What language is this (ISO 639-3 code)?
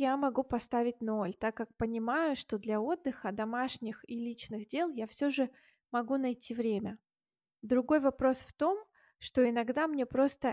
rus